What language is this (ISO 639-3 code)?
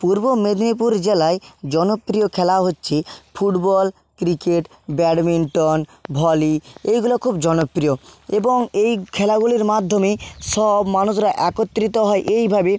ben